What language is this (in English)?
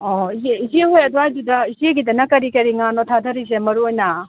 Manipuri